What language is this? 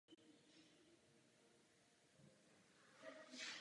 Czech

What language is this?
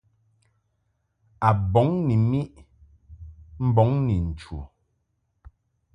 Mungaka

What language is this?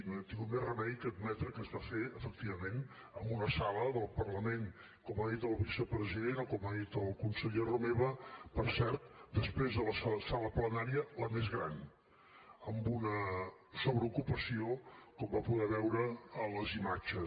Catalan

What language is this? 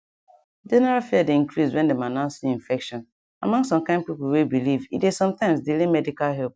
Nigerian Pidgin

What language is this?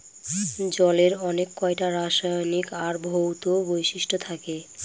Bangla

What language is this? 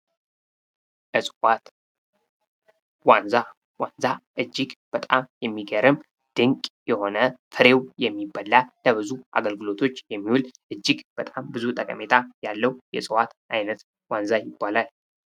Amharic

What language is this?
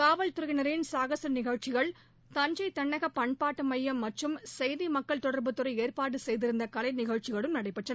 Tamil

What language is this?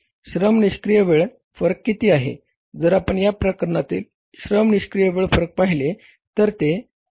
Marathi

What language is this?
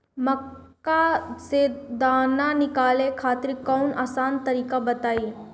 Bhojpuri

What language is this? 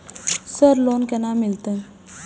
Maithili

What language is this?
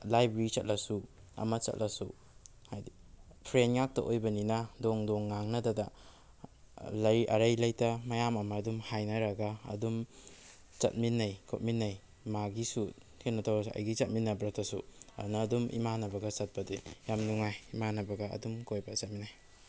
Manipuri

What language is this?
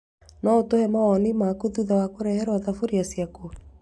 Kikuyu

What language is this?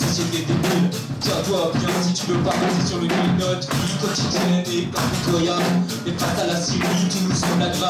French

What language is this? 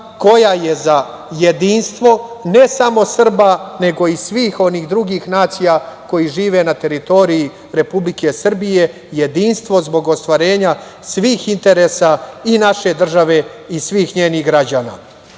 Serbian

